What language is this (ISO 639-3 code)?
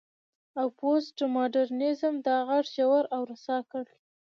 pus